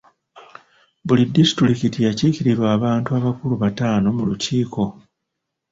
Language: Ganda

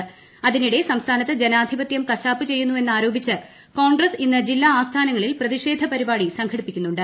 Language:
Malayalam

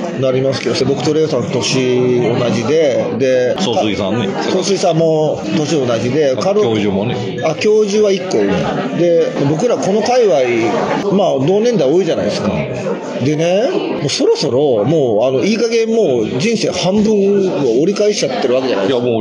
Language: Japanese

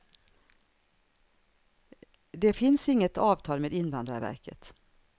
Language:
Swedish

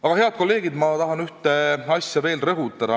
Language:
Estonian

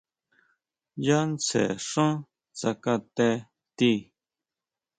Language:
Huautla Mazatec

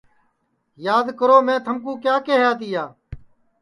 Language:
Sansi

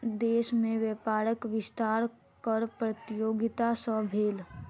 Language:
Maithili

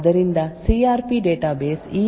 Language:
Kannada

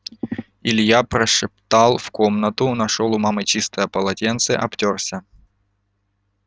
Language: Russian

